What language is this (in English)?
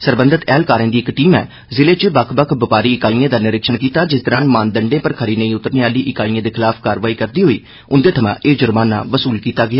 Dogri